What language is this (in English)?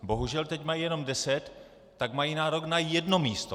Czech